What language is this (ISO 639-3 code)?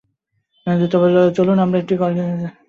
ben